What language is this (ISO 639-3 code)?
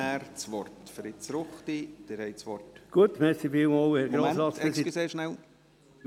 gsw